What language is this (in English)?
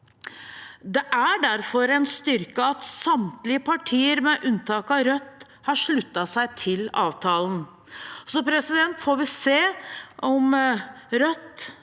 Norwegian